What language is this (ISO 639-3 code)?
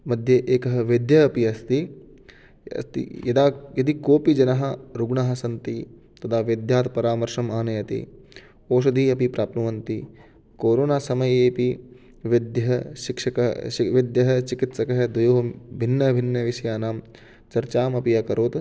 san